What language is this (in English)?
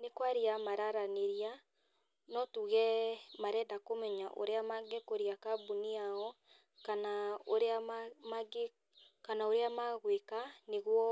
Kikuyu